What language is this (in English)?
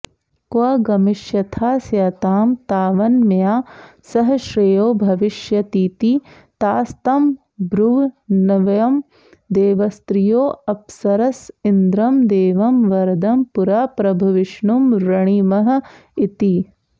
Sanskrit